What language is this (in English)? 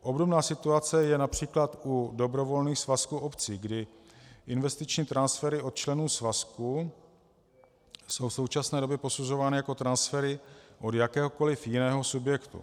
Czech